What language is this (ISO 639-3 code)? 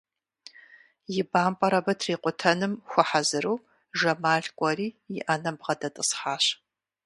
kbd